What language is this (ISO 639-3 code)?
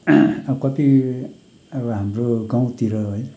nep